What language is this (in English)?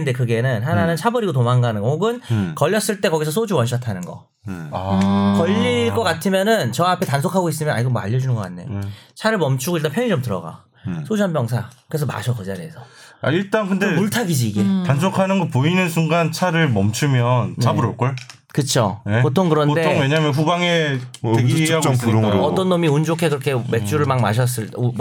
Korean